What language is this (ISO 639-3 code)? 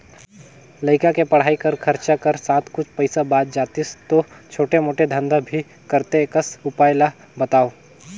hne